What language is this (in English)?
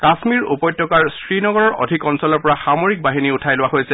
Assamese